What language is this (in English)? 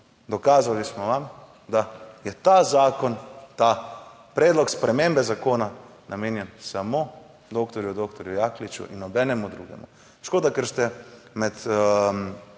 Slovenian